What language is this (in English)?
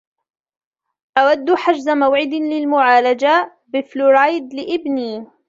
Arabic